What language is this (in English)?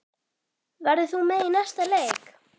Icelandic